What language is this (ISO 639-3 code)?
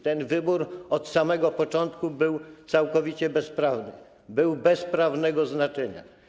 pol